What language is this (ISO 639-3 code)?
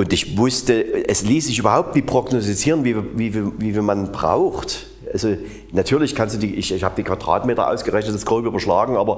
deu